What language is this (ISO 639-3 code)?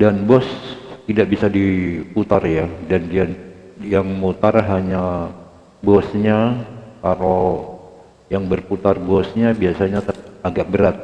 ind